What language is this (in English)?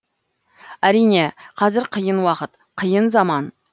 Kazakh